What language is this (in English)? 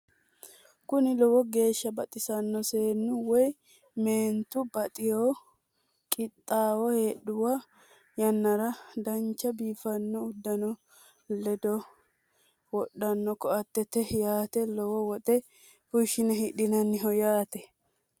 Sidamo